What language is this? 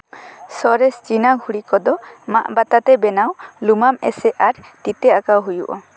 Santali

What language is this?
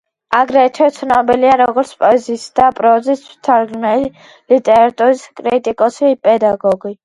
Georgian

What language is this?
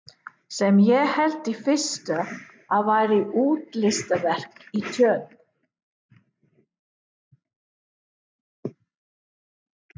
Icelandic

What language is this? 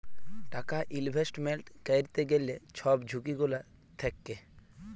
Bangla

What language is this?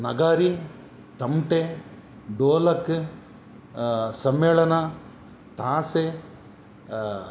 Kannada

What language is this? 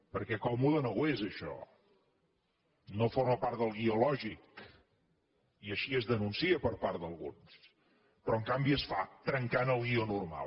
Catalan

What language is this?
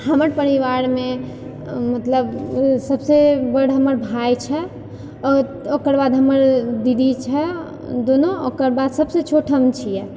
Maithili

